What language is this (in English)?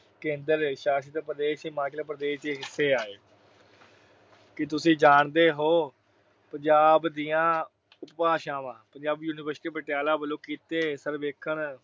Punjabi